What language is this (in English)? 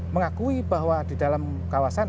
Indonesian